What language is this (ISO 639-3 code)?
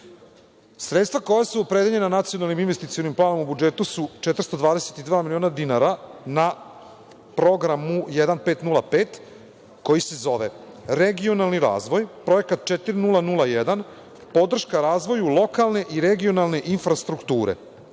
srp